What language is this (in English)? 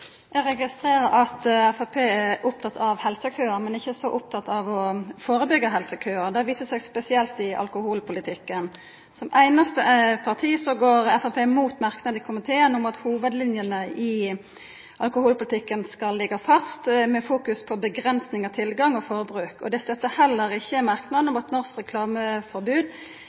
Norwegian Nynorsk